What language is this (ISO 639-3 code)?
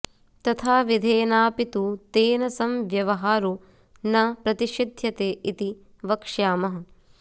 san